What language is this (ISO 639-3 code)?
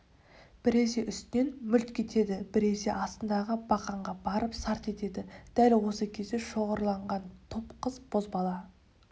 kaz